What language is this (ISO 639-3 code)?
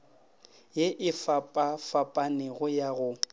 nso